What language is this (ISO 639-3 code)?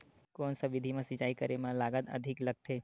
hne